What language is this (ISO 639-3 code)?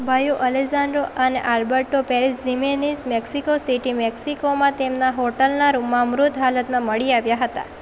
guj